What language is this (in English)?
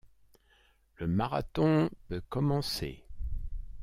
French